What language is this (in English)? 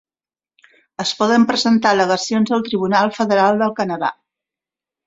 Catalan